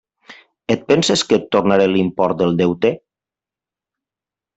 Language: Catalan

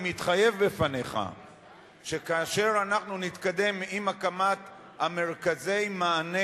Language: Hebrew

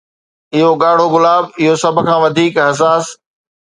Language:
Sindhi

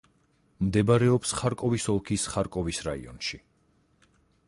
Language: Georgian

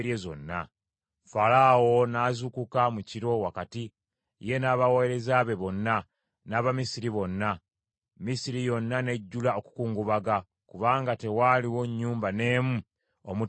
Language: Ganda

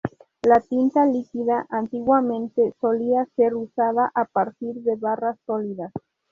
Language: Spanish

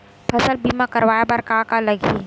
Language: Chhattisgarhi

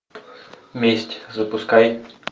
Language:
Russian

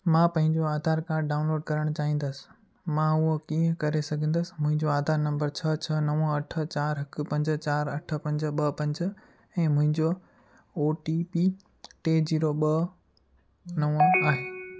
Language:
Sindhi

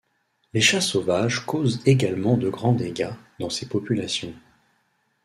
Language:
French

